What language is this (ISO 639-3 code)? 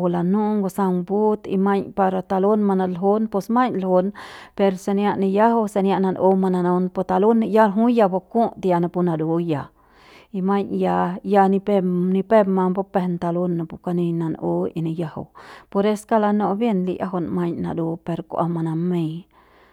pbs